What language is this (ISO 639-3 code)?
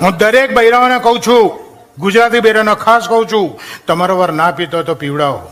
guj